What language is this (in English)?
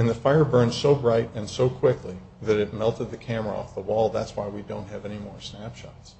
English